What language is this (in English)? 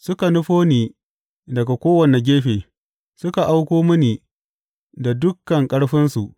Hausa